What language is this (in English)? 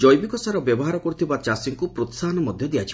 Odia